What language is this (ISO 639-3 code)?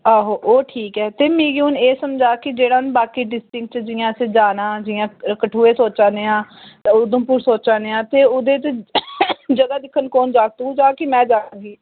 doi